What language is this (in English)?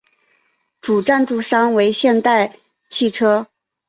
Chinese